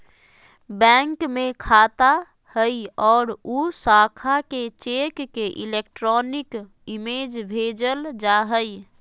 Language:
Magahi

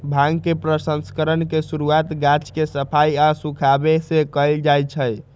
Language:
Magahi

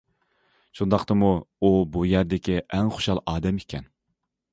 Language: Uyghur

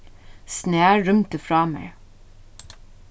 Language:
Faroese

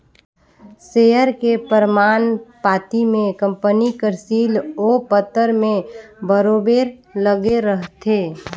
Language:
Chhattisgarhi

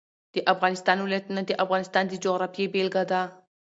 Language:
Pashto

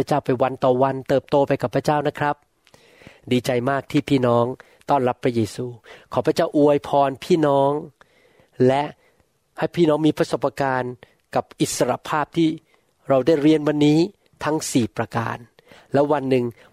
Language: Thai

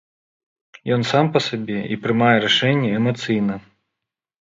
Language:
Belarusian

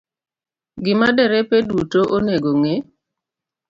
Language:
Luo (Kenya and Tanzania)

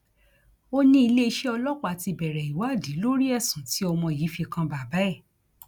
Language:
Yoruba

